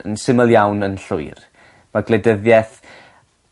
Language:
Welsh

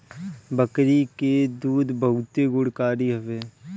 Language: Bhojpuri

